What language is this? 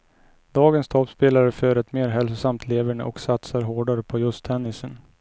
Swedish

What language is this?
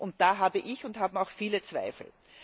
German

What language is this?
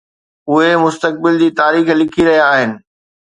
Sindhi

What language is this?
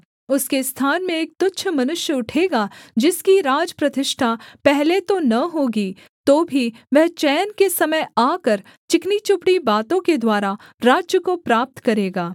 Hindi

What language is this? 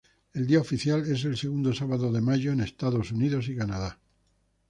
Spanish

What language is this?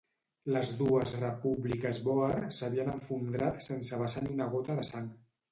Catalan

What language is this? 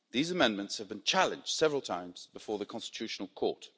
English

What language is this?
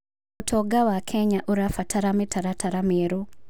Kikuyu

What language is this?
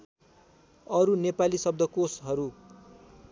Nepali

